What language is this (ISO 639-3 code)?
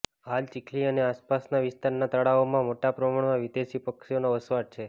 guj